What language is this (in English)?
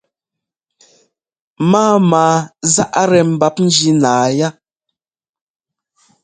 Ngomba